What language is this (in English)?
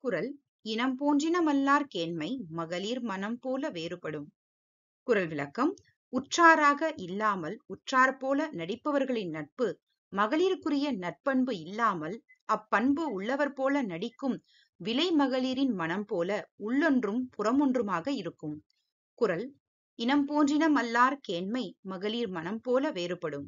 Arabic